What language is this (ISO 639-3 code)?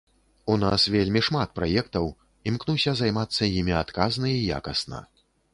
bel